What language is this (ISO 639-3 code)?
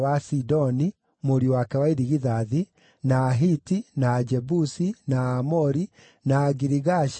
kik